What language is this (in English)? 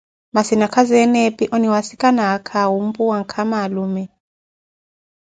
Koti